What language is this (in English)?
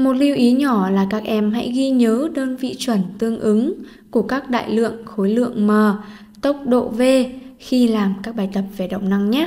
Vietnamese